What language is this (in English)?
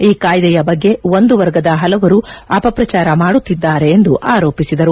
Kannada